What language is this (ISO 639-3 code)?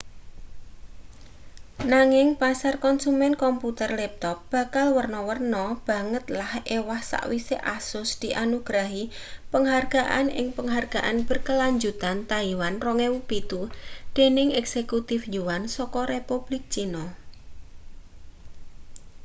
jav